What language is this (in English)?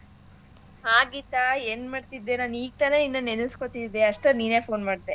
Kannada